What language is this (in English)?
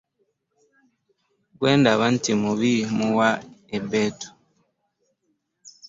Ganda